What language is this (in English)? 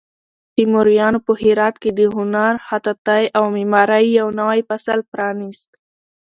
Pashto